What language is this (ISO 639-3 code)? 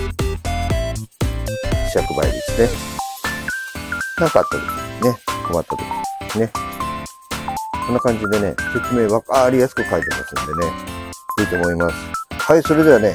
jpn